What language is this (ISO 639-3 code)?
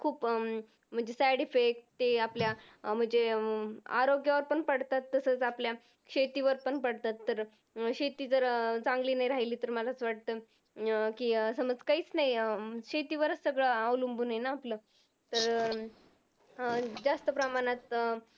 mar